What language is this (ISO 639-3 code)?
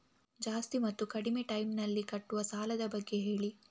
kan